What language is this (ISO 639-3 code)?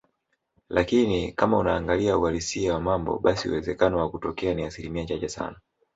swa